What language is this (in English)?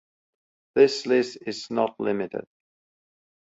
English